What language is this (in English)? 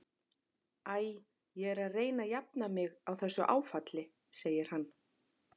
Icelandic